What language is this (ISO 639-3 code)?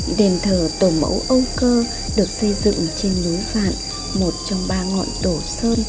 vie